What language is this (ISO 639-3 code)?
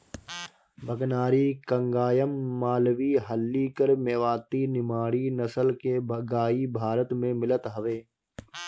bho